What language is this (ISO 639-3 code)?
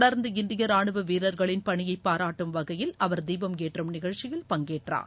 tam